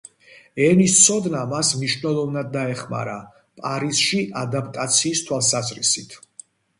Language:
Georgian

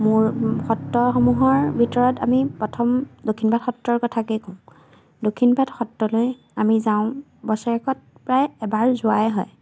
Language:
Assamese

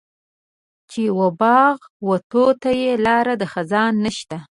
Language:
Pashto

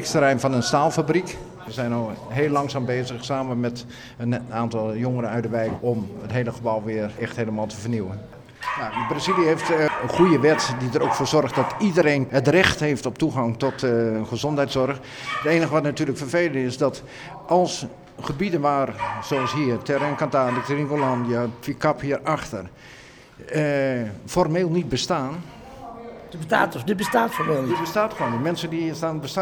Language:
Dutch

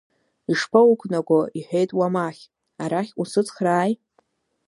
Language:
Abkhazian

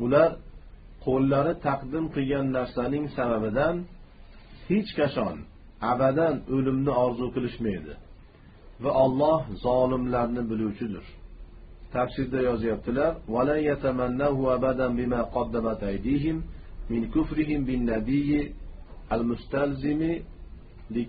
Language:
Turkish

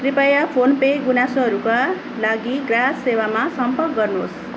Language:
Nepali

